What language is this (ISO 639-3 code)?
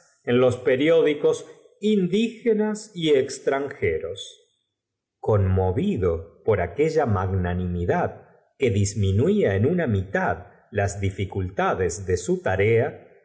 spa